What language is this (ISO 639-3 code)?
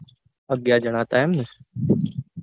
guj